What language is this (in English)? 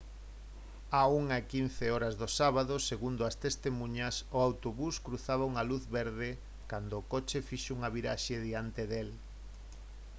Galician